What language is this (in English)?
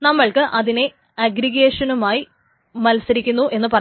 Malayalam